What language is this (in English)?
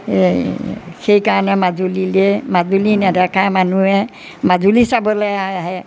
Assamese